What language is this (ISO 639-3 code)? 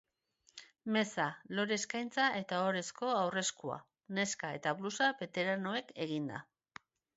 eus